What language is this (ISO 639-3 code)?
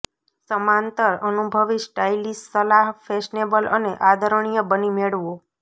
guj